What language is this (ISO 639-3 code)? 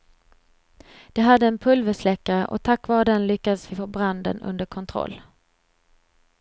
swe